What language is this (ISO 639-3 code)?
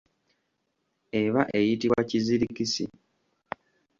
lug